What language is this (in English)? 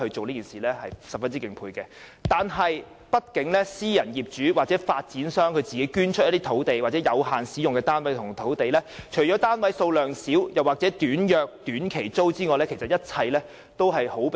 Cantonese